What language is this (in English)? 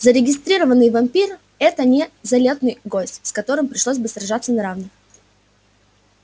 Russian